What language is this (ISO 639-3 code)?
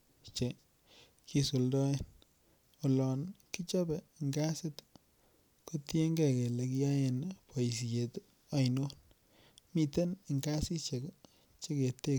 kln